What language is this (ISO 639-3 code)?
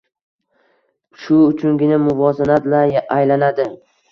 uzb